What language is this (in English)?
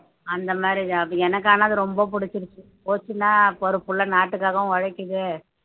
Tamil